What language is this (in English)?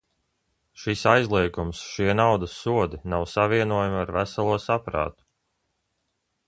Latvian